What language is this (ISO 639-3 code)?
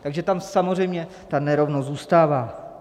ces